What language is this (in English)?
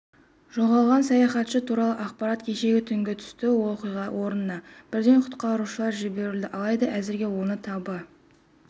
Kazakh